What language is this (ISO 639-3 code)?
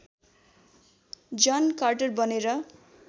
nep